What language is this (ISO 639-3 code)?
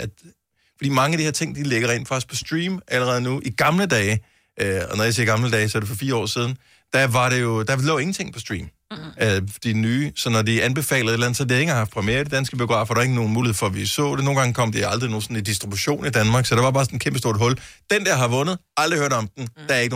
dan